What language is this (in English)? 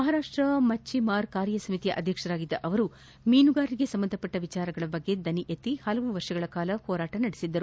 Kannada